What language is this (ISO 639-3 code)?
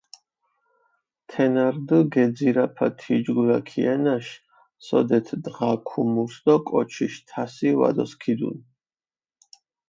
xmf